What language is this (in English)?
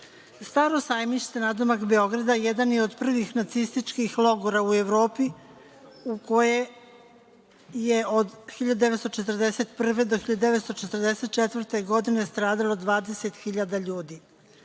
Serbian